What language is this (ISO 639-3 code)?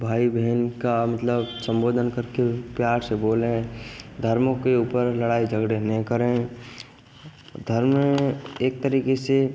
hin